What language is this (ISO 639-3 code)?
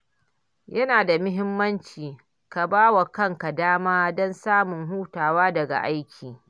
hau